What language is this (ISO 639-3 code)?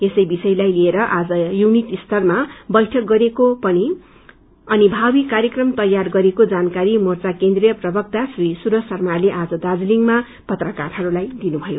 nep